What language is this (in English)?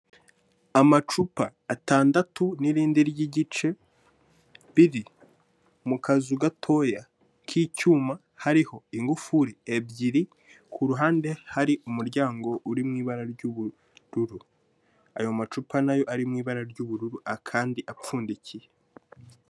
Kinyarwanda